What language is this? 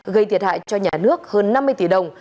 Vietnamese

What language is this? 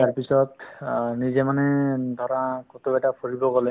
Assamese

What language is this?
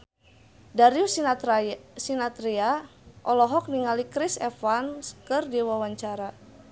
Sundanese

